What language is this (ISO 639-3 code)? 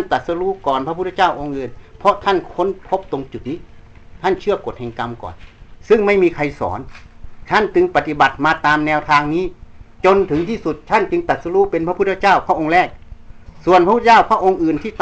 tha